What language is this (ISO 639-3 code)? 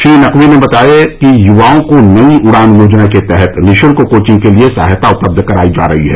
hin